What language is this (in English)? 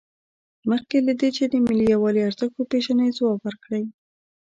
Pashto